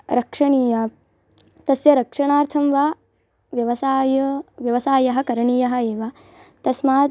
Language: Sanskrit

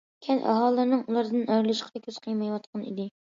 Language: Uyghur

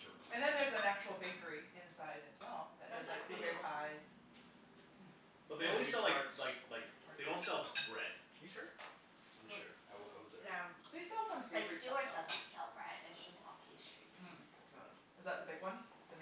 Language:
English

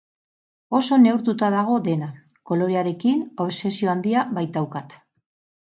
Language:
Basque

